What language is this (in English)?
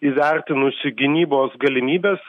Lithuanian